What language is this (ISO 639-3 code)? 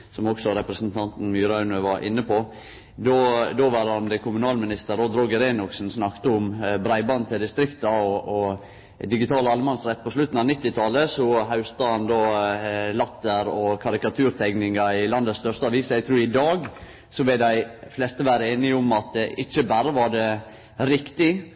nno